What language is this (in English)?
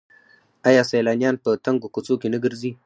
Pashto